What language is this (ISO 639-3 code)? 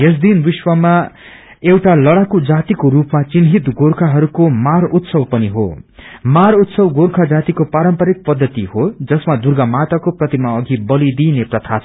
nep